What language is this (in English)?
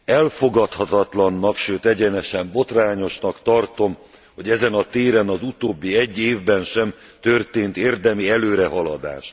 Hungarian